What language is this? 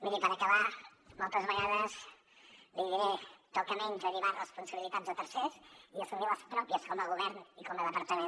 Catalan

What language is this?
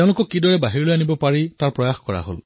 Assamese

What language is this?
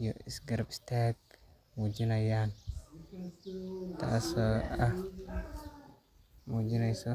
Somali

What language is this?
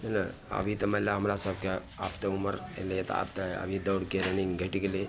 Maithili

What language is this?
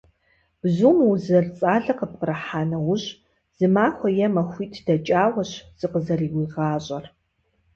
Kabardian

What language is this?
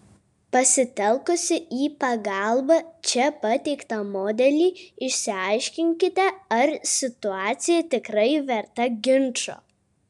Lithuanian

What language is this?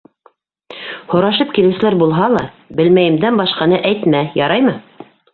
Bashkir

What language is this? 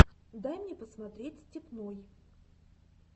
Russian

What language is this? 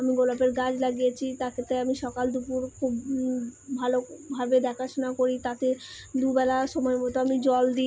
Bangla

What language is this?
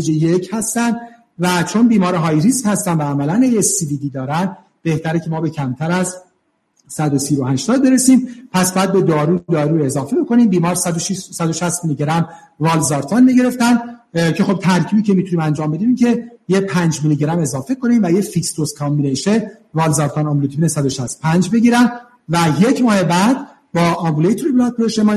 Persian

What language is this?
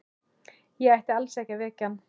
Icelandic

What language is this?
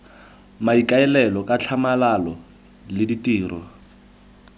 Tswana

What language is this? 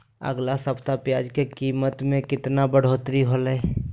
Magahi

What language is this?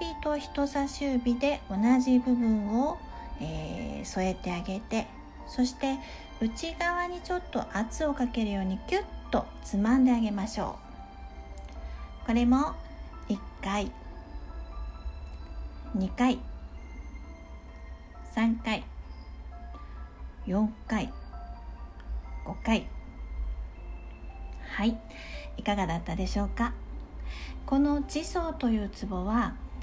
Japanese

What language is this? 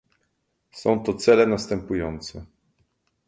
Polish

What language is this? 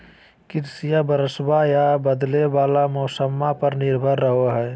Magahi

